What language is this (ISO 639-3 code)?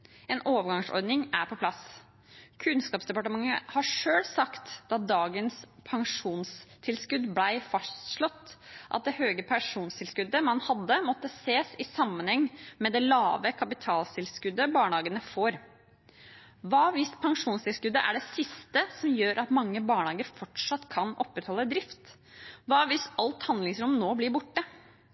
nob